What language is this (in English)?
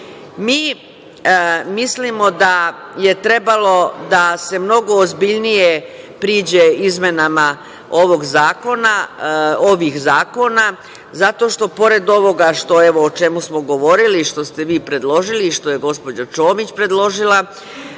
Serbian